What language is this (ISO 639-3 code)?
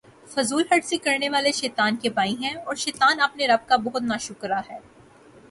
urd